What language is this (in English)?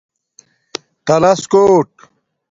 Domaaki